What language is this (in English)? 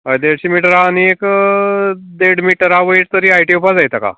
Konkani